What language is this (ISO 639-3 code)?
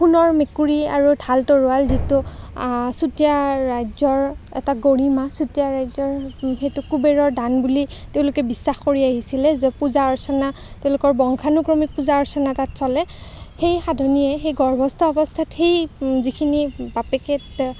asm